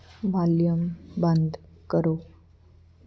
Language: Punjabi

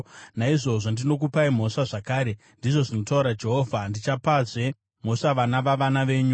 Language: Shona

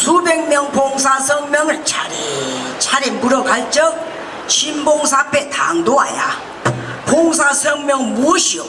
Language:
Korean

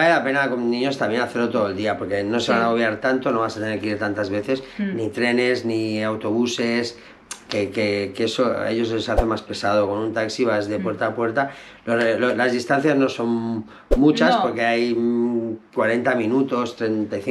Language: Spanish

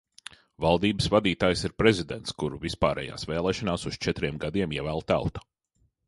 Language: Latvian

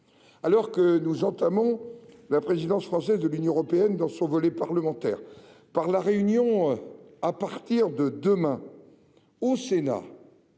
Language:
French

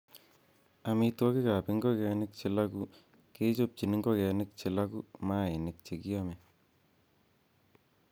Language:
Kalenjin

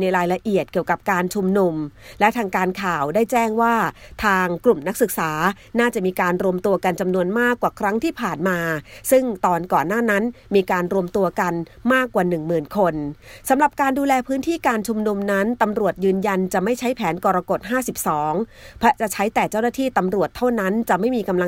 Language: Thai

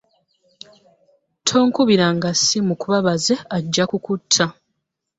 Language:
Ganda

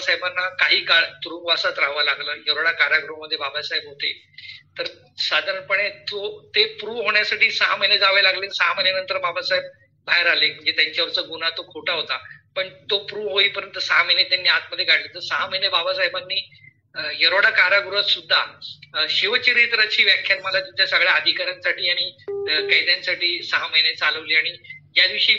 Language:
Marathi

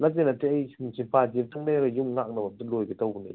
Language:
Manipuri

